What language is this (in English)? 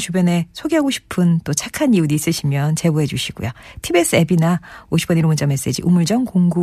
Korean